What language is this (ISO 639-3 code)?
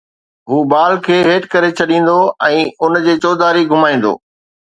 snd